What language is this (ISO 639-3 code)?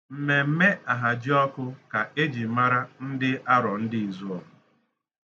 ibo